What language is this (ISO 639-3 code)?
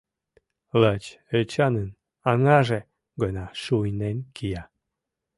chm